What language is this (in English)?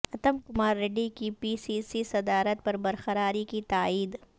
Urdu